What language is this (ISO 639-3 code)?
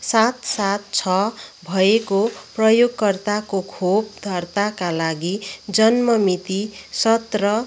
nep